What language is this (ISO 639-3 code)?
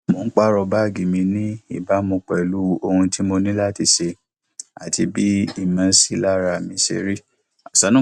yor